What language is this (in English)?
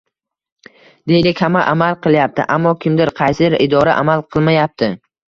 Uzbek